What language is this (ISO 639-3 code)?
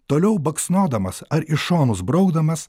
lit